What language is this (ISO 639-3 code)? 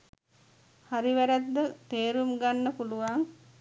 sin